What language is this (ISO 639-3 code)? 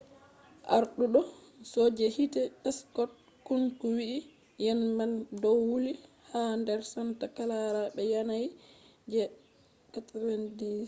ful